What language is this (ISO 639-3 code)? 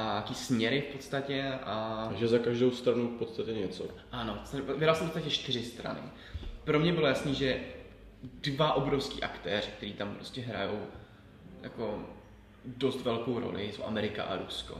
ces